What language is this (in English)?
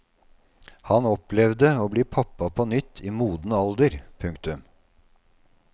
Norwegian